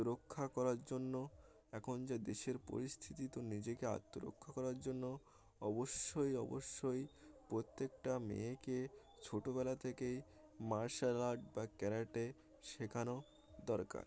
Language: Bangla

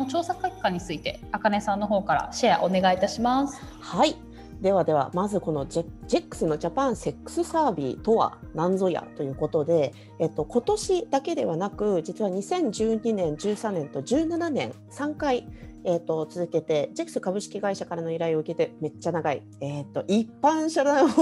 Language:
Japanese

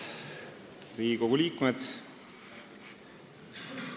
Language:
Estonian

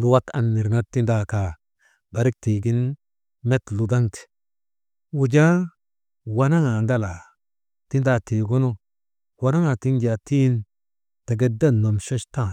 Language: Maba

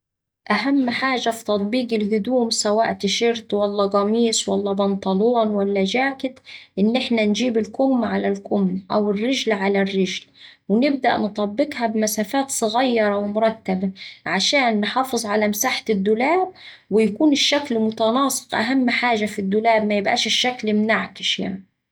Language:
Saidi Arabic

